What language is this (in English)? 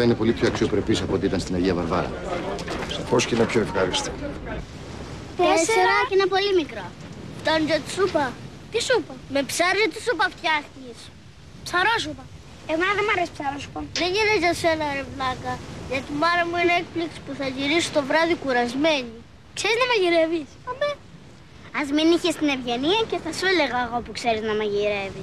Greek